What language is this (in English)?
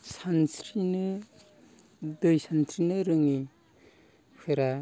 Bodo